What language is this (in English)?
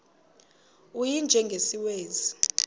Xhosa